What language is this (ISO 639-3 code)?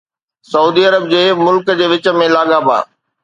snd